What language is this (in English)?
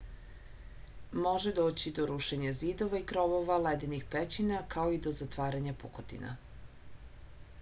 Serbian